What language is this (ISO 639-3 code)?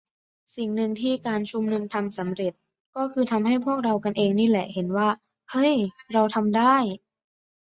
tha